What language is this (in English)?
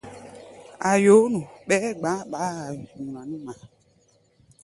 Gbaya